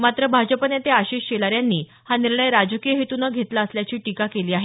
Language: Marathi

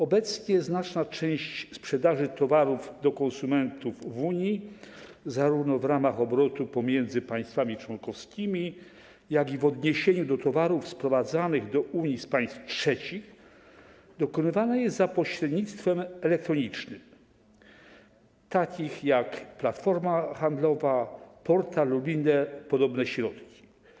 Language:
Polish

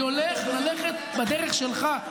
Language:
Hebrew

